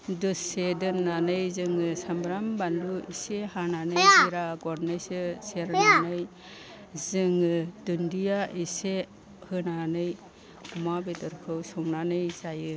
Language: Bodo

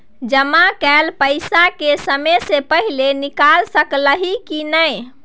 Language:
Maithili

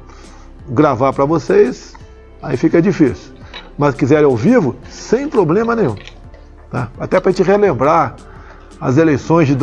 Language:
Portuguese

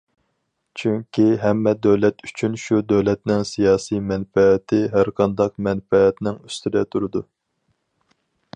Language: Uyghur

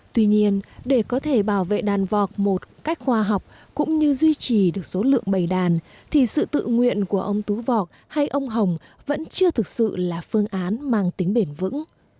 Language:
Vietnamese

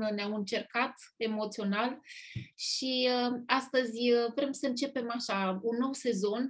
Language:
Romanian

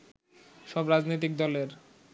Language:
Bangla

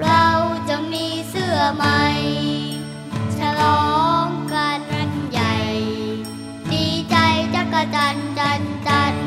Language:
Thai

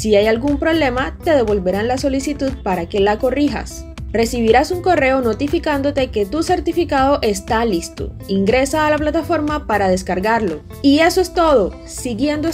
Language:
Spanish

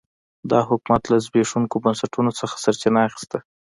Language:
Pashto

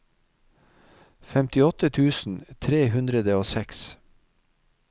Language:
Norwegian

